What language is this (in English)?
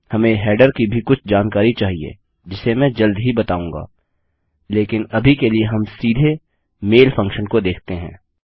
Hindi